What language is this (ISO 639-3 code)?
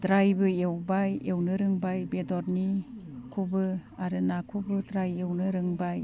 brx